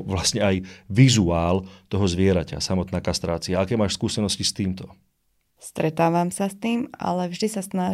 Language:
Slovak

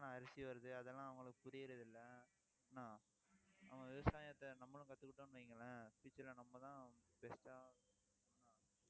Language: Tamil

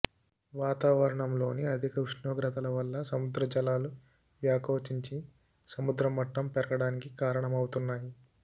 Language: Telugu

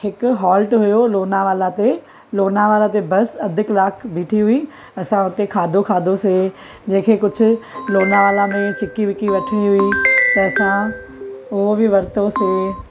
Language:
Sindhi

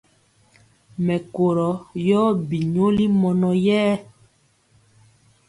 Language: Mpiemo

